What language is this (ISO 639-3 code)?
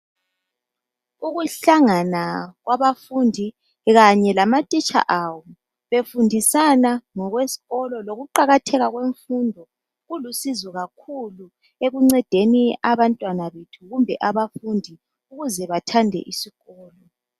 nde